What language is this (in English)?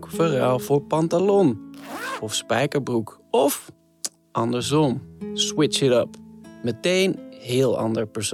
Dutch